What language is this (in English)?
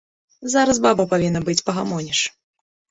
Belarusian